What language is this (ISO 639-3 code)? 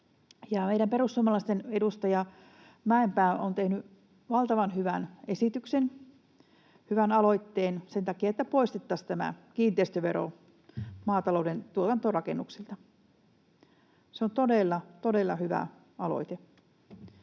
fin